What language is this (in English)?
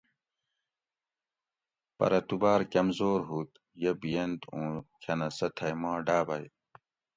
Gawri